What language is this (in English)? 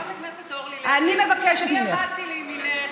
Hebrew